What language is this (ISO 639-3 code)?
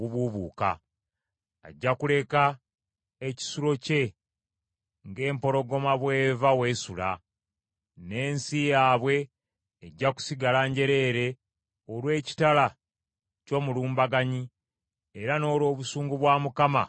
lug